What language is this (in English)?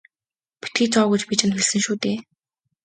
Mongolian